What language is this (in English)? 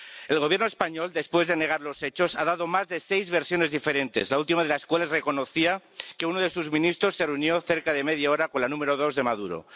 Spanish